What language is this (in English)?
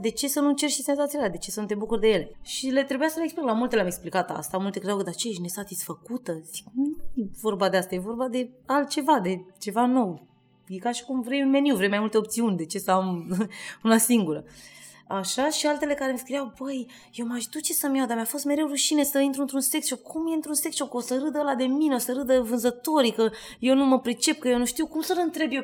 Romanian